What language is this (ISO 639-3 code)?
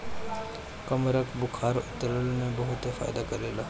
bho